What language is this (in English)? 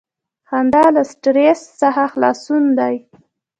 Pashto